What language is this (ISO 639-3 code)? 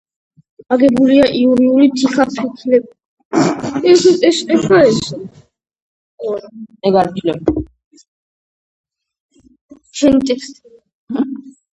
kat